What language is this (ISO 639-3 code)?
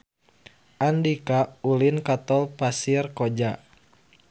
sun